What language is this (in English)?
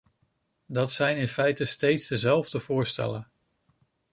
Dutch